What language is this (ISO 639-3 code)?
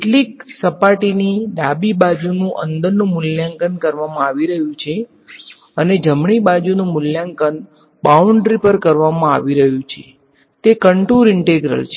guj